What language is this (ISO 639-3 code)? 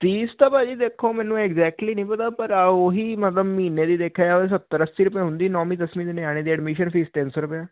pan